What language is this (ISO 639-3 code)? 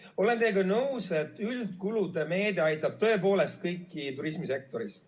est